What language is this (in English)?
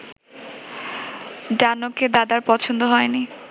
Bangla